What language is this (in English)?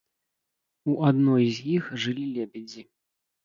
Belarusian